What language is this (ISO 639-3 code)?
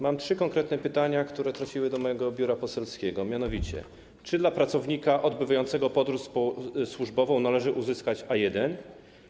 pol